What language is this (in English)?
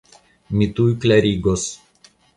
Esperanto